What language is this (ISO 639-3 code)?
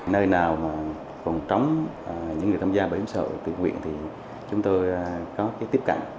vie